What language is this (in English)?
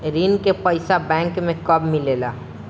Bhojpuri